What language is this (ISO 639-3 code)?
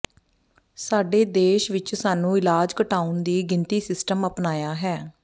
pan